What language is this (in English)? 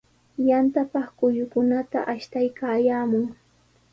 Sihuas Ancash Quechua